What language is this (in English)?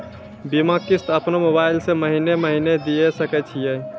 Maithili